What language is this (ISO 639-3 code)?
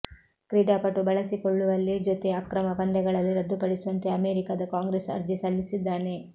kan